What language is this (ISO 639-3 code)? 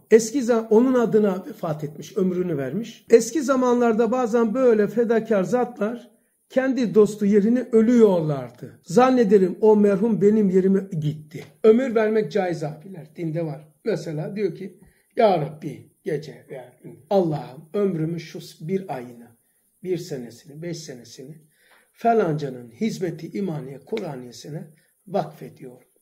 tur